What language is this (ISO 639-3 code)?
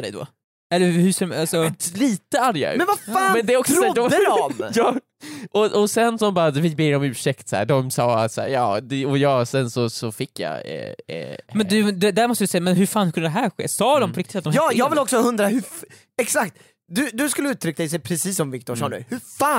swe